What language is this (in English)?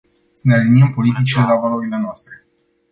Romanian